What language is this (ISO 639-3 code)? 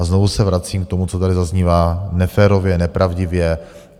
ces